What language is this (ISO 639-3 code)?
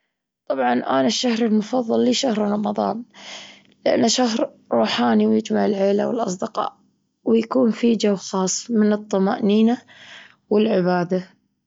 afb